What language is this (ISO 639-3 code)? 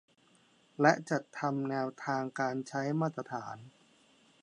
tha